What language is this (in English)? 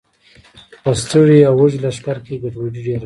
Pashto